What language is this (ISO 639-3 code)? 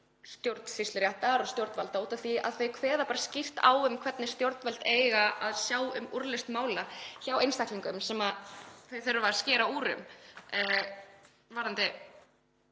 isl